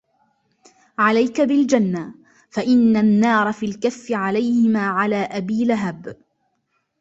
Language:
Arabic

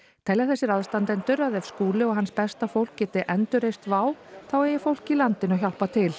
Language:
Icelandic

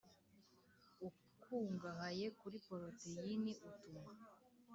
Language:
Kinyarwanda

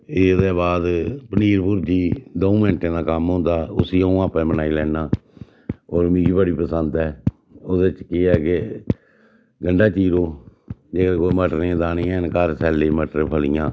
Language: Dogri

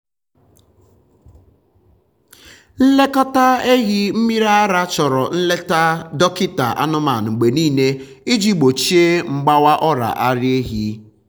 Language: Igbo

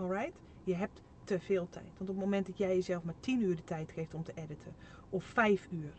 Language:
Dutch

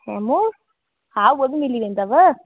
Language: Sindhi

